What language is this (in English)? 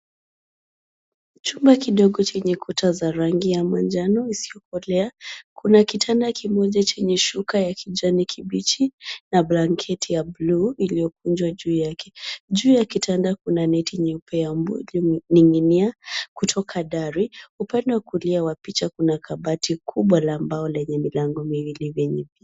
Swahili